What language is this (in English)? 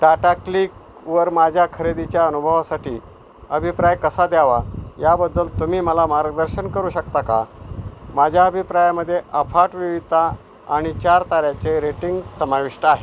Marathi